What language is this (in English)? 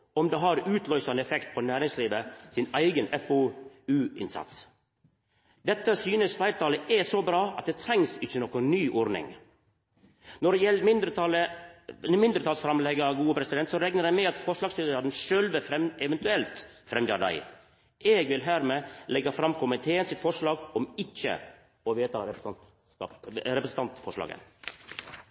Norwegian Nynorsk